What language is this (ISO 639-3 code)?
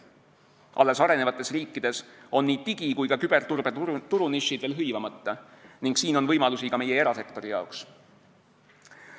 est